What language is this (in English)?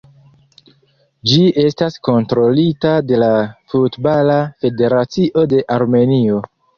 Esperanto